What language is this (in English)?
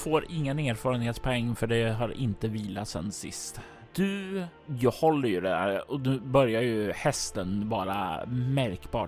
Swedish